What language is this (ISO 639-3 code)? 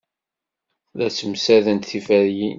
kab